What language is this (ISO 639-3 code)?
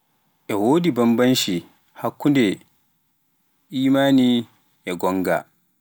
fuf